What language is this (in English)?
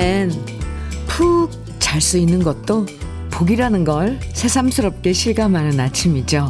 Korean